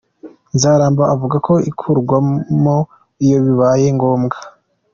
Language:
Kinyarwanda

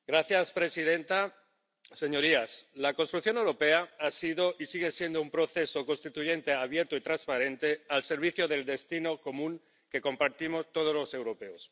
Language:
Spanish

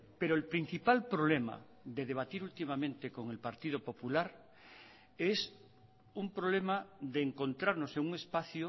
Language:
Spanish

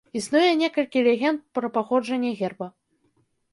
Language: Belarusian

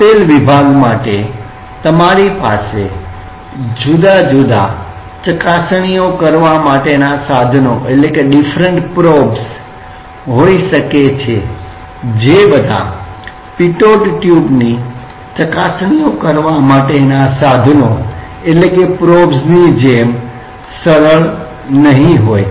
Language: Gujarati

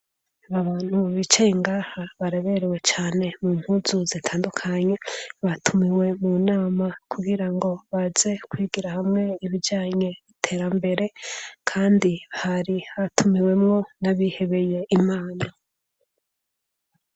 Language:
Rundi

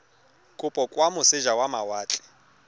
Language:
Tswana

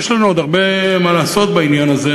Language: Hebrew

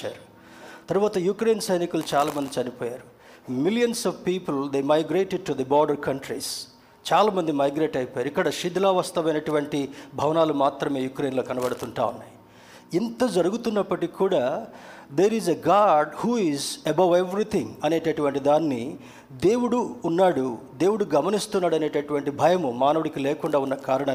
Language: Telugu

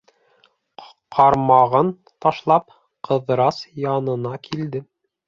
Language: Bashkir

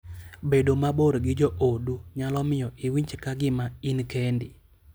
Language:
Luo (Kenya and Tanzania)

